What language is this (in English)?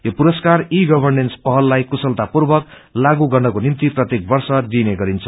Nepali